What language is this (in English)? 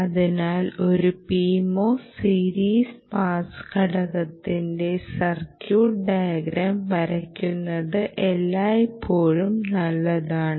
Malayalam